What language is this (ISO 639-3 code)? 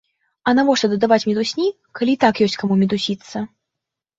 bel